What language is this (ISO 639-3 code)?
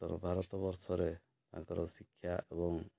ori